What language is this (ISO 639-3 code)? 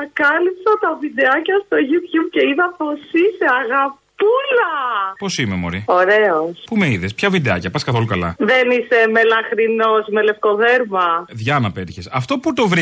ell